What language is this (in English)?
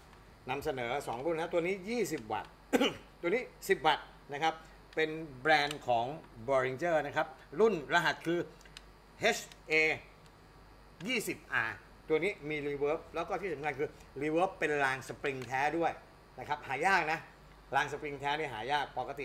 Thai